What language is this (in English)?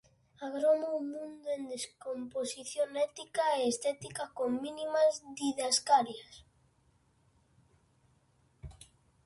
Galician